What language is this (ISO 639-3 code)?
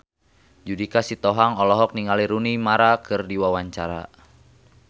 sun